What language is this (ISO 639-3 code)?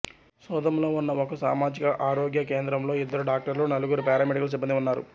tel